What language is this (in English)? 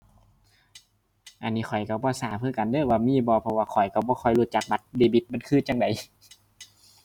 Thai